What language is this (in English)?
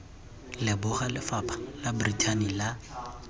Tswana